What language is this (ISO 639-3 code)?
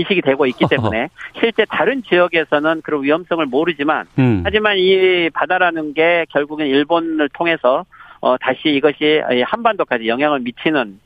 kor